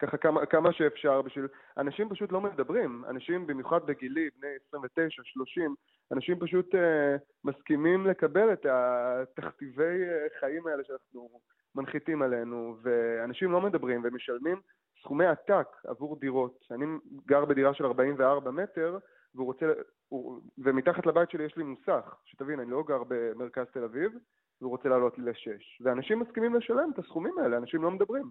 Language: Hebrew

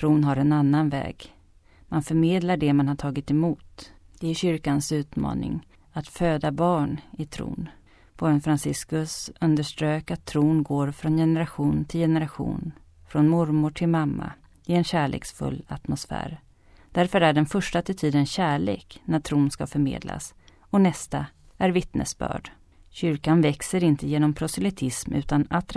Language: Swedish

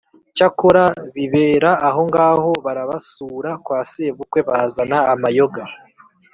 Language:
Kinyarwanda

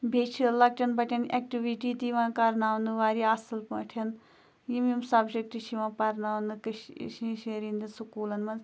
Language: Kashmiri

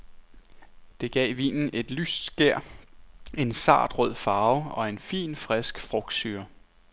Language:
Danish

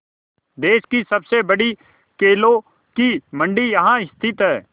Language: Hindi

